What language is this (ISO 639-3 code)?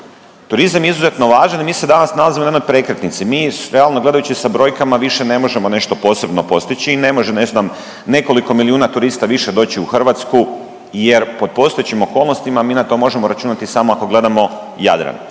hrv